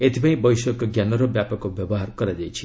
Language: Odia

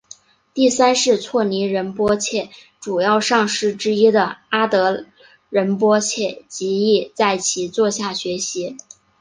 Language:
Chinese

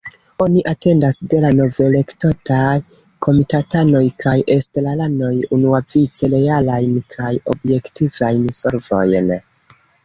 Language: Esperanto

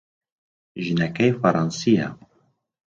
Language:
Central Kurdish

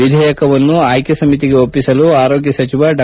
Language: Kannada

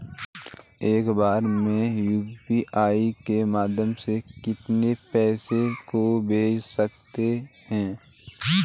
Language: Hindi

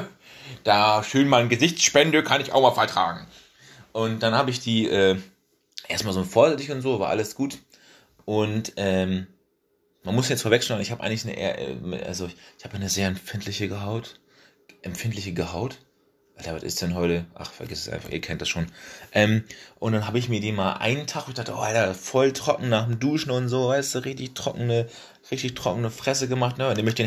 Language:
German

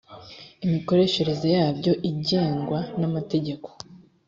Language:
Kinyarwanda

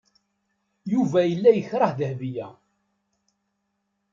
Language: Kabyle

